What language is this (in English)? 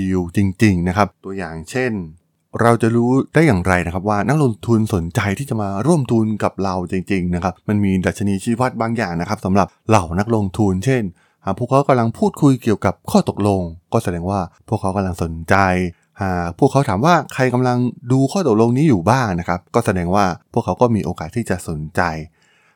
Thai